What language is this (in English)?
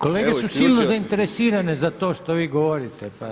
Croatian